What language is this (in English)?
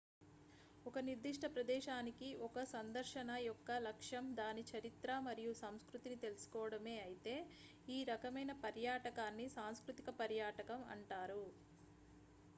Telugu